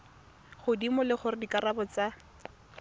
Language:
Tswana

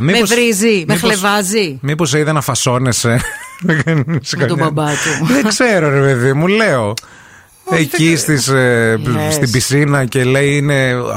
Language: Greek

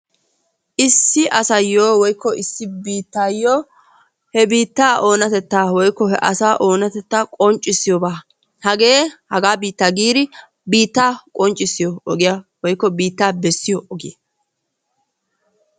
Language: Wolaytta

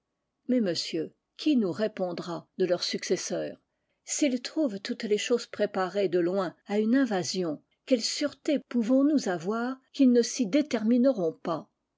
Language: French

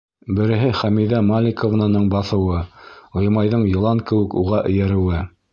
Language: Bashkir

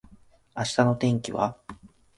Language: Japanese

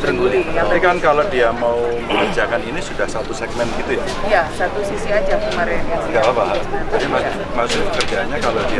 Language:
Indonesian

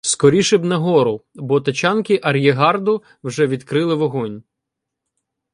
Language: Ukrainian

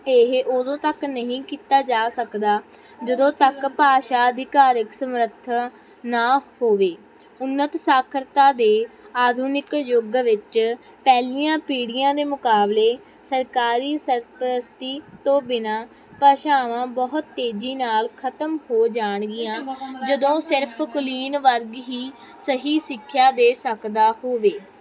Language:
Punjabi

